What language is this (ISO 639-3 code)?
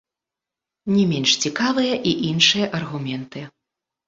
bel